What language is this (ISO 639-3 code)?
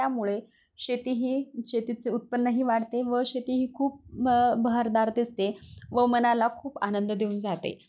mar